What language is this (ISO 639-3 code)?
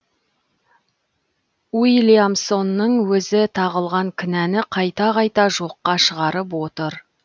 kaz